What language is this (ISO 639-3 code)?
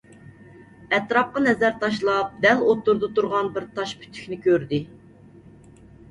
uig